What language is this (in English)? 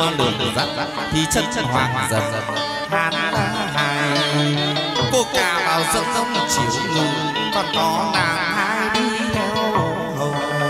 Vietnamese